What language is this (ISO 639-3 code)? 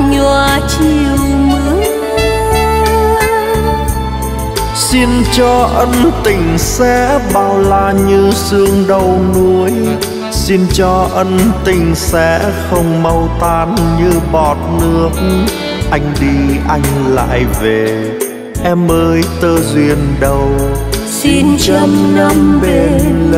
vie